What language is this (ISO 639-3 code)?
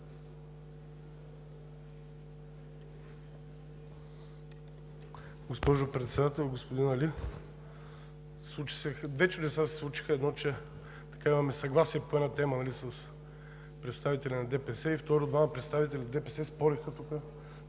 bul